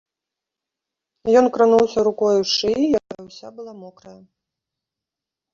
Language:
Belarusian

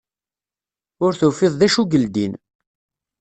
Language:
Kabyle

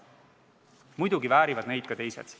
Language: Estonian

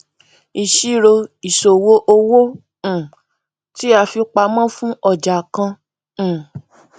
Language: Yoruba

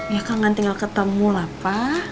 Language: Indonesian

